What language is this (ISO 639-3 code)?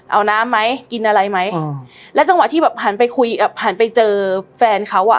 tha